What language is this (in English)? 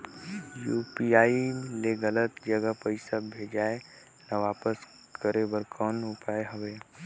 Chhattisgarhi